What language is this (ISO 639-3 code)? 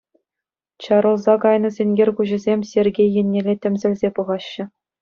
chv